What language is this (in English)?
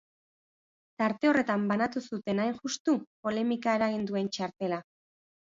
Basque